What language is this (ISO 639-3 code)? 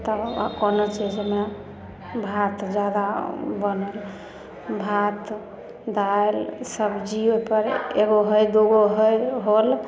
mai